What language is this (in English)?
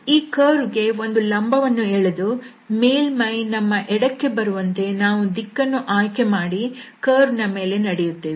Kannada